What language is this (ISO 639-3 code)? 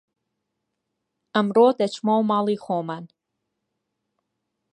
ckb